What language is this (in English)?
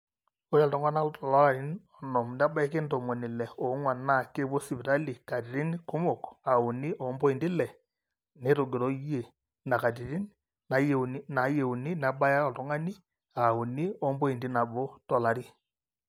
Masai